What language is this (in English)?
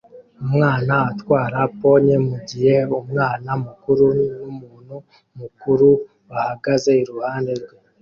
Kinyarwanda